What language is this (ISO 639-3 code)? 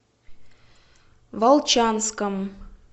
rus